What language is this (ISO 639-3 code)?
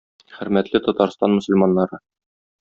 tat